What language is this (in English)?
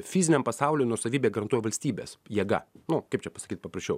Lithuanian